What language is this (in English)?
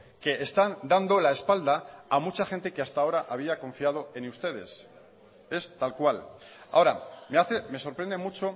Spanish